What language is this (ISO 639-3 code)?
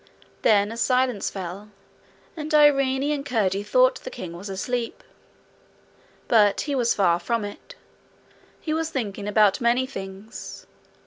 eng